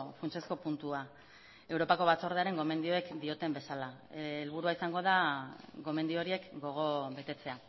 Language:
Basque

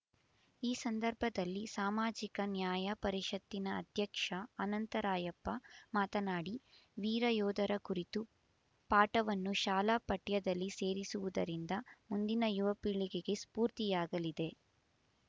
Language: Kannada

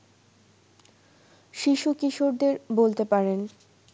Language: Bangla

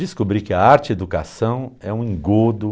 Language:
Portuguese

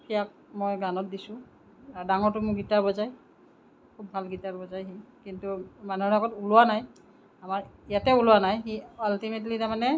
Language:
Assamese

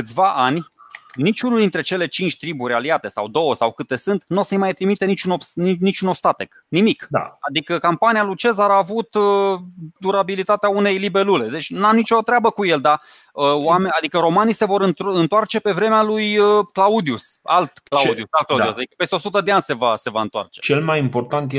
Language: Romanian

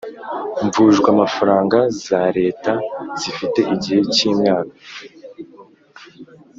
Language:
Kinyarwanda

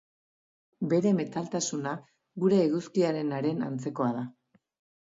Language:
Basque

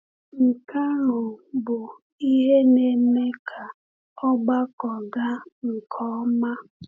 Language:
Igbo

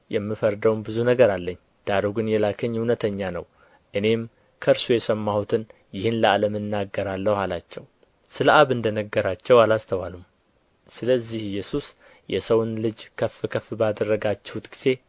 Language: Amharic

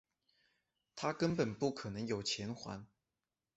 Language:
Chinese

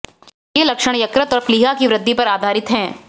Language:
Hindi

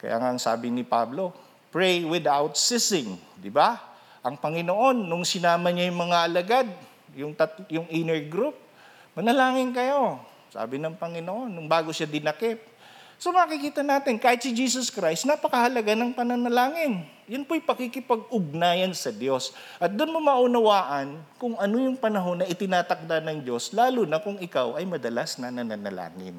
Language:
Filipino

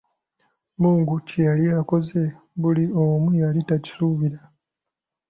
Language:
Ganda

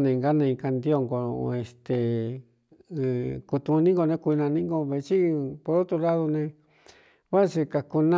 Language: Cuyamecalco Mixtec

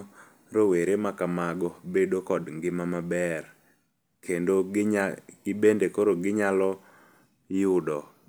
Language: Luo (Kenya and Tanzania)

